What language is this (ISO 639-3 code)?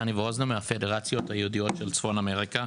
heb